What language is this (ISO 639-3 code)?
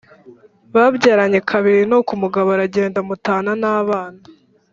kin